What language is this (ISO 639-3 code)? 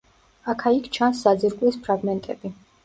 kat